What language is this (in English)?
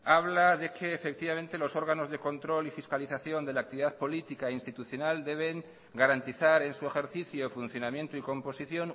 Spanish